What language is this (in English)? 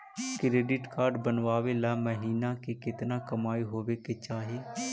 Magahi